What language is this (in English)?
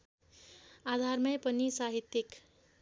Nepali